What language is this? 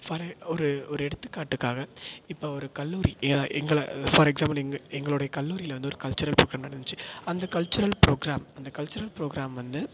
Tamil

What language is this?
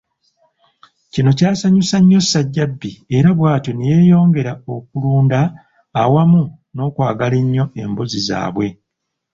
Ganda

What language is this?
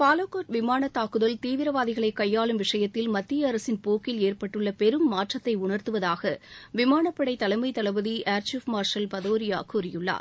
Tamil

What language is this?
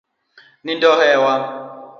Luo (Kenya and Tanzania)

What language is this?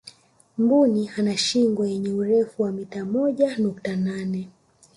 Swahili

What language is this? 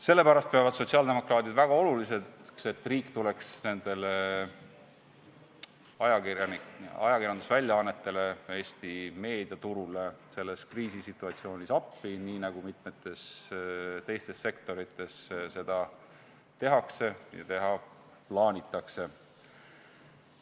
Estonian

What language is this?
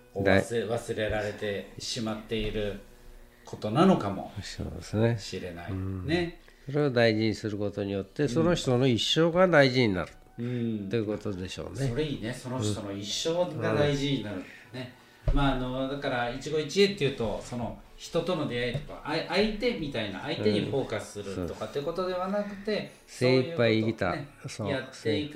Japanese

